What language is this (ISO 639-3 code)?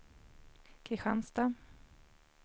swe